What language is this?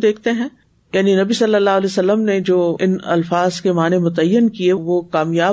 Urdu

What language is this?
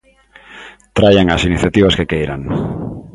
Galician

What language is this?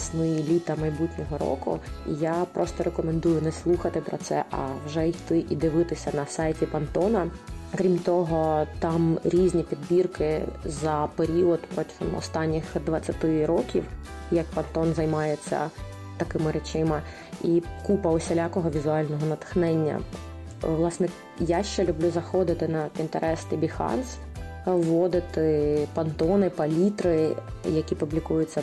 Ukrainian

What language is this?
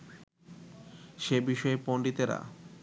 Bangla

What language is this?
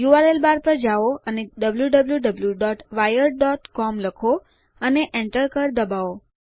Gujarati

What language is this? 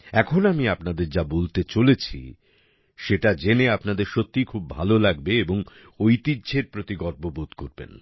Bangla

